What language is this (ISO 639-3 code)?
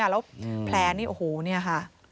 tha